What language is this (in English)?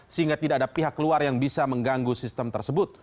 Indonesian